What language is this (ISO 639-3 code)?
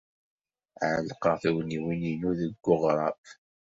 kab